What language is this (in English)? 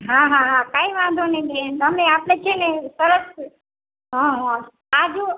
Gujarati